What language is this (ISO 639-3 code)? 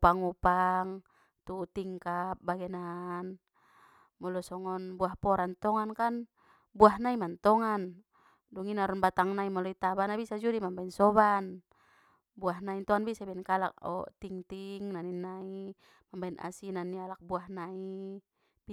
btm